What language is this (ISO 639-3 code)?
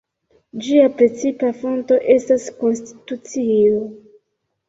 epo